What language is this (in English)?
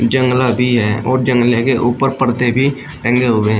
Hindi